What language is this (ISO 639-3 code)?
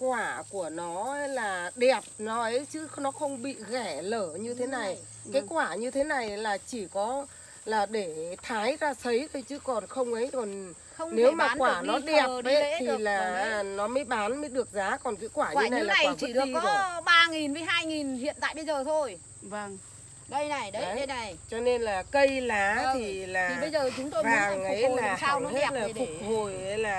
vie